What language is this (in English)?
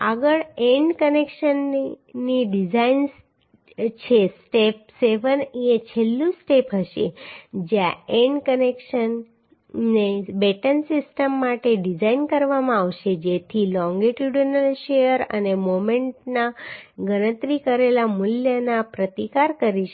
Gujarati